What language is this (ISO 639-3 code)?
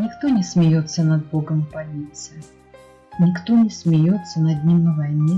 rus